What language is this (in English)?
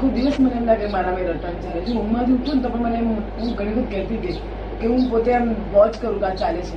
Gujarati